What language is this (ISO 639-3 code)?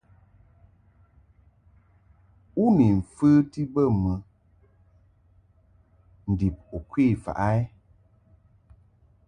mhk